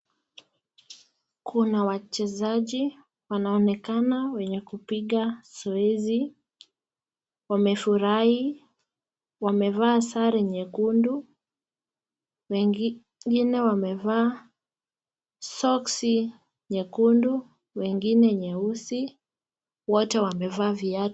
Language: Swahili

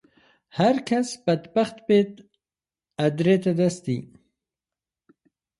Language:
Central Kurdish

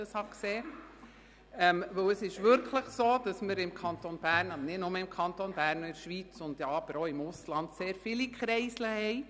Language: Swiss German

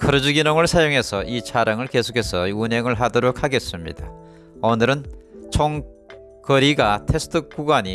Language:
Korean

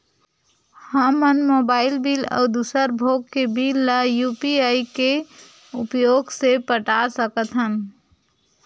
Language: Chhattisgarhi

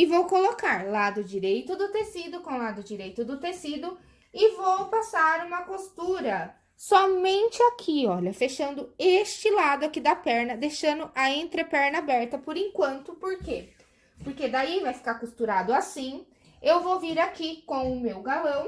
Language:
Portuguese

